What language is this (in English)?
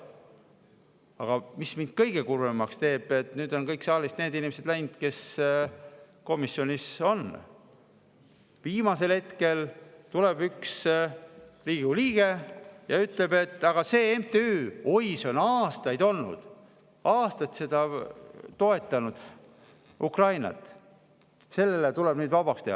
Estonian